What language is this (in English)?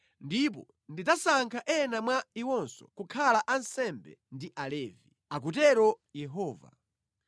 Nyanja